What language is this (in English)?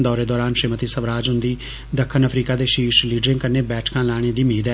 Dogri